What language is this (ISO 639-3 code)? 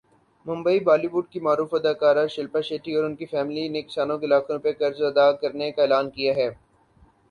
urd